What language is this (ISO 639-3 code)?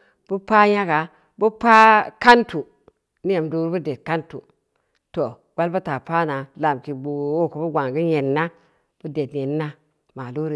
ndi